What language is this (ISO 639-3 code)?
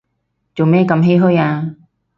yue